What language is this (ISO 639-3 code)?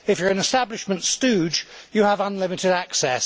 eng